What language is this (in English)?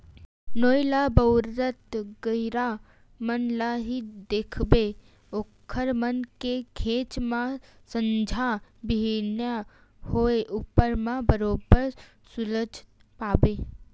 Chhattisgarhi